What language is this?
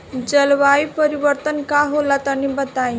Bhojpuri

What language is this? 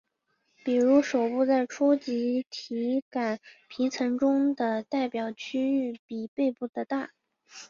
Chinese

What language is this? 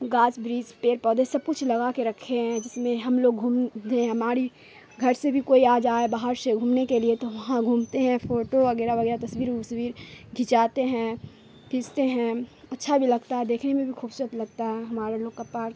Urdu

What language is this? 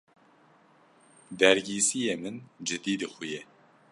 Kurdish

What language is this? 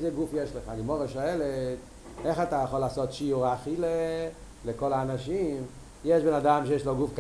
Hebrew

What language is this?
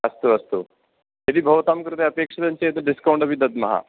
Sanskrit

